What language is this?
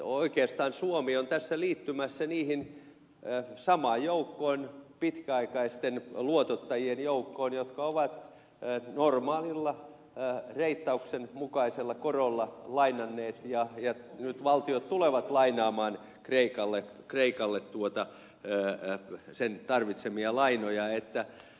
Finnish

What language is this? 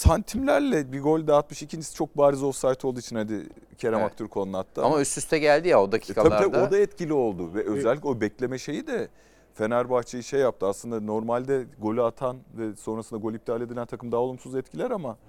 Turkish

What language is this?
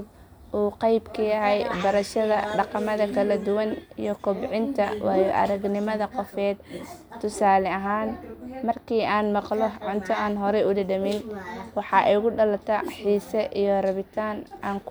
Somali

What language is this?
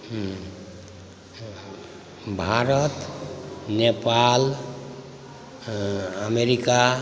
Maithili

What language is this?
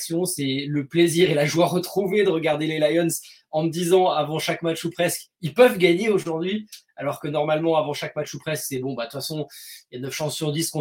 French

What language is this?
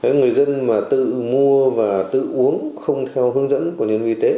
Vietnamese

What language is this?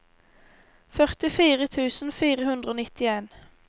Norwegian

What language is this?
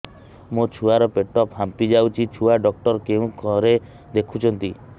Odia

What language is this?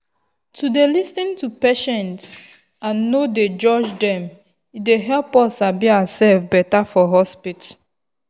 Nigerian Pidgin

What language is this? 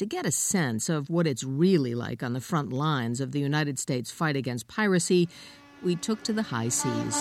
English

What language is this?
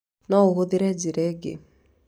Kikuyu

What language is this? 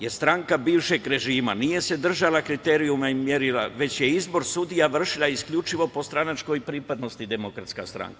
Serbian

